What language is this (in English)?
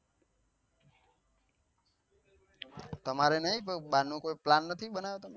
Gujarati